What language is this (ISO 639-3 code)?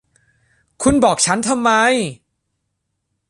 tha